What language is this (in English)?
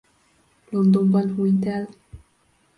Hungarian